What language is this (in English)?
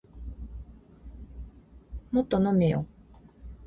Japanese